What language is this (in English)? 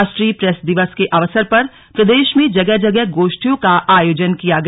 Hindi